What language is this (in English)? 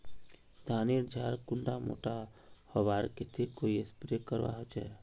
Magahi